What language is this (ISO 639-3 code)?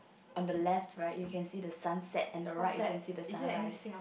eng